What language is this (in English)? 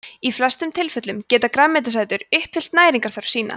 Icelandic